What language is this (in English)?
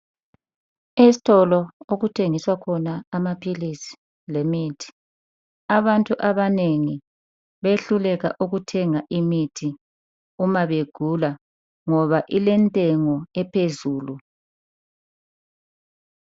North Ndebele